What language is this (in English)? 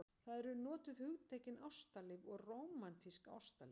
Icelandic